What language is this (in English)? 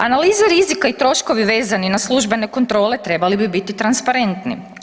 Croatian